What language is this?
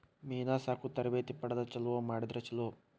Kannada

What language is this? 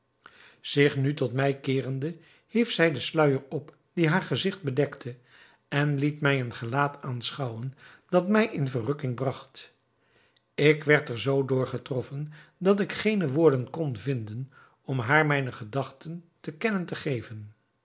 Dutch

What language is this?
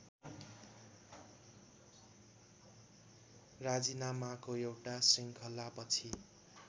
Nepali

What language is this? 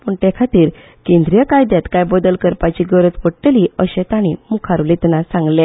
Konkani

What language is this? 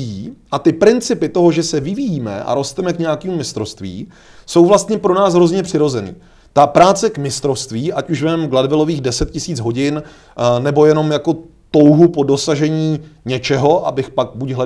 Czech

